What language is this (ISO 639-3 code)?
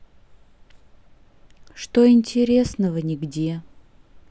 rus